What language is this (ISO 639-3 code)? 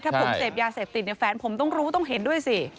tha